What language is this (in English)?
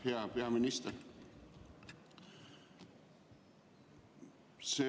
Estonian